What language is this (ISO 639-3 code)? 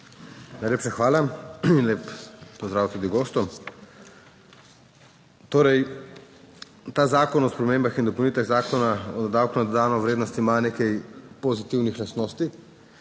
slv